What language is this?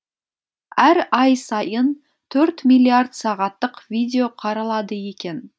Kazakh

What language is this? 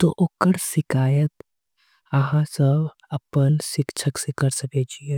Angika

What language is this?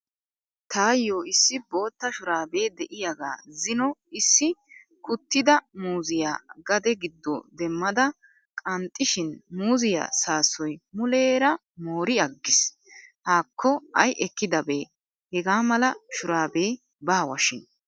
Wolaytta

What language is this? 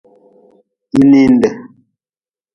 Nawdm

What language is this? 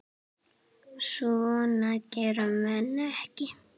Icelandic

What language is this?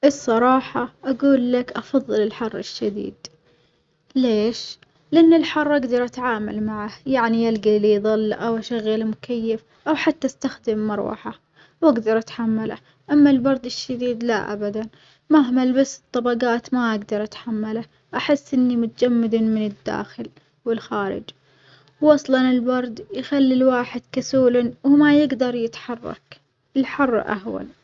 Omani Arabic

